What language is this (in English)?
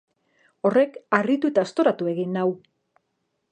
Basque